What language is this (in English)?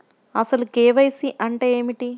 Telugu